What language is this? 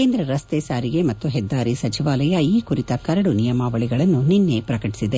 Kannada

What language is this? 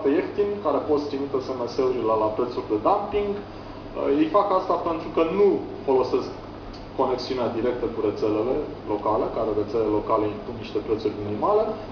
Romanian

